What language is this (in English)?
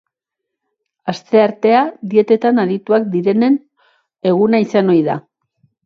Basque